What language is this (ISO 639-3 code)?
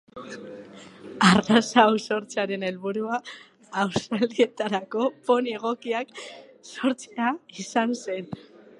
eus